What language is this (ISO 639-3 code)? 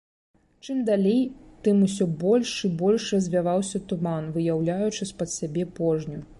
bel